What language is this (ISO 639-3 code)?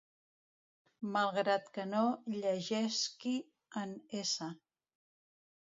cat